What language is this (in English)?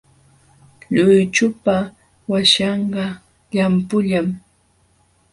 Jauja Wanca Quechua